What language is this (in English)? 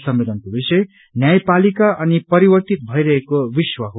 Nepali